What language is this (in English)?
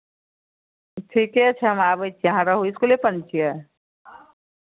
Maithili